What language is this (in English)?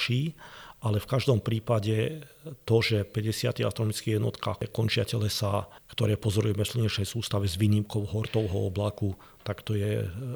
Slovak